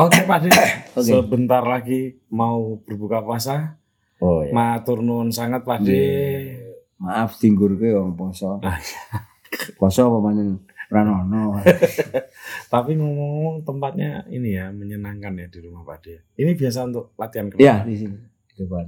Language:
Indonesian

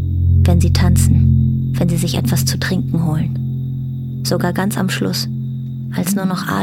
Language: German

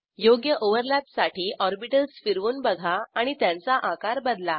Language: Marathi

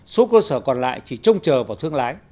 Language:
Vietnamese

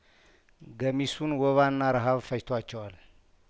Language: Amharic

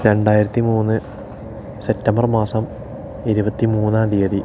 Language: Malayalam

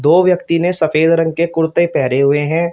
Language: Hindi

